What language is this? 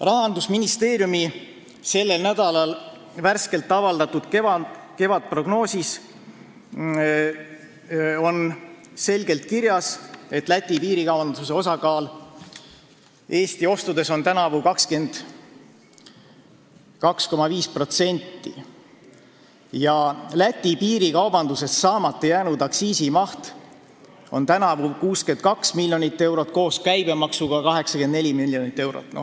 Estonian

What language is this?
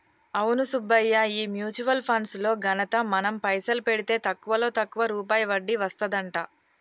Telugu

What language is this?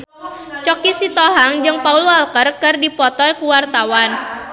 Sundanese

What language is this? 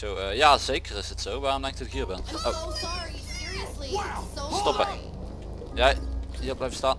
Dutch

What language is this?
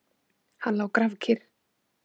Icelandic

